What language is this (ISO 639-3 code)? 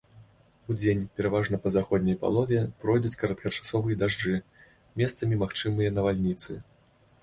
bel